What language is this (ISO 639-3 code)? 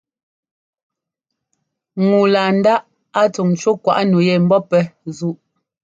jgo